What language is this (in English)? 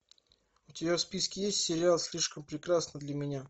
Russian